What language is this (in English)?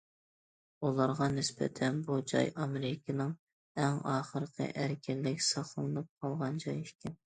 Uyghur